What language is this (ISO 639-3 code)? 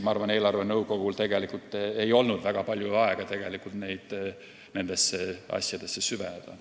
est